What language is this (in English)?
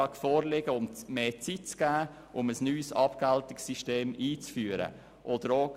Swiss German